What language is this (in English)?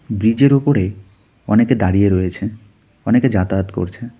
Bangla